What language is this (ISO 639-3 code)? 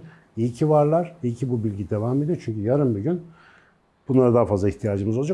tur